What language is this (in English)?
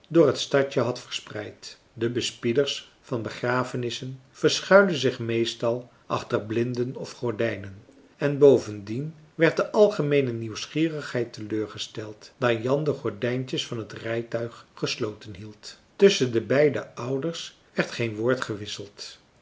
Dutch